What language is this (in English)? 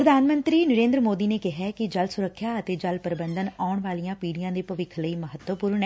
Punjabi